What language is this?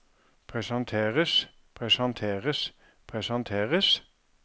Norwegian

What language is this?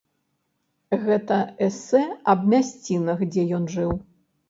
Belarusian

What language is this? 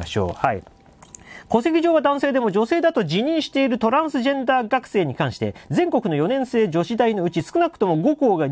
Japanese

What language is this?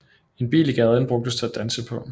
Danish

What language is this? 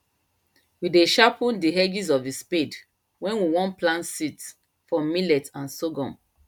Nigerian Pidgin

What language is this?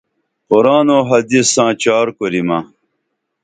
Dameli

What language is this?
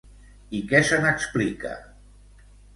Catalan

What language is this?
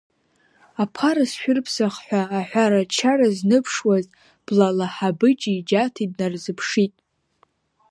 Abkhazian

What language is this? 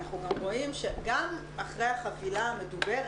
Hebrew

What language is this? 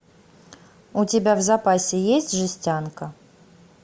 Russian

